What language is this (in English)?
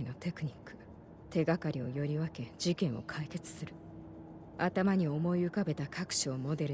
Japanese